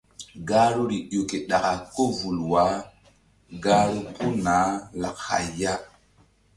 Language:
Mbum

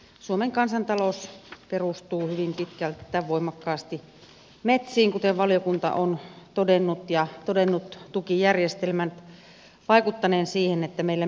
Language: Finnish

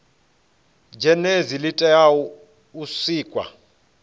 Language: Venda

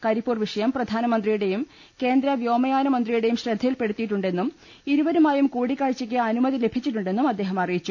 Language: Malayalam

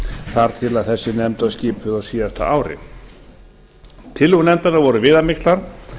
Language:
Icelandic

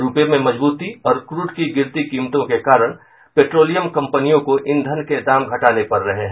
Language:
Hindi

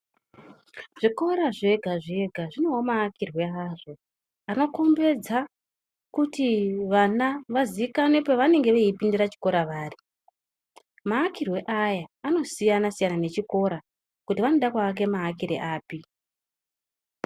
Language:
Ndau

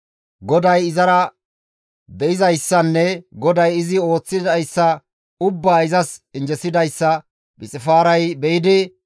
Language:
Gamo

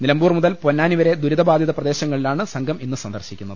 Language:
Malayalam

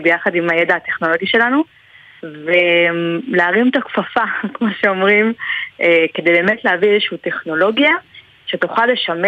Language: Hebrew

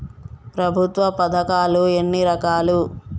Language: Telugu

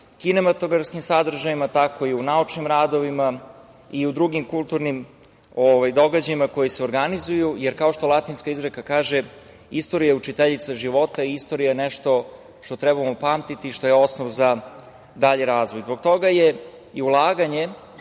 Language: Serbian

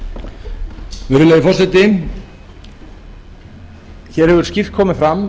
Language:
Icelandic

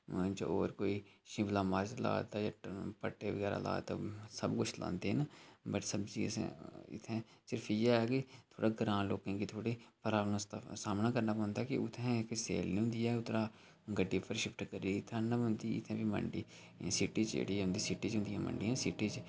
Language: Dogri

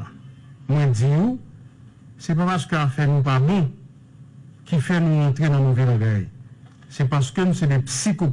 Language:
French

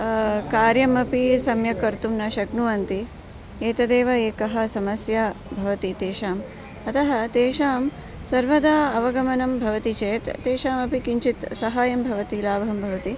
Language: Sanskrit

